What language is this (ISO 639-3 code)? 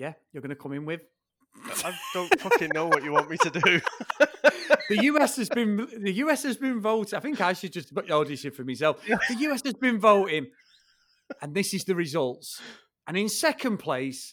eng